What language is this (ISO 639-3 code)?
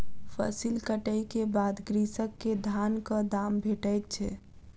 mai